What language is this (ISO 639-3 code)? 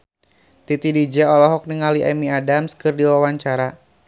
sun